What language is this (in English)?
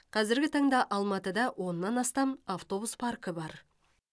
Kazakh